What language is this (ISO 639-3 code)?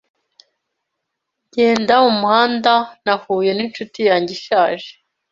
kin